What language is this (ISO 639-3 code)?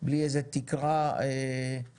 heb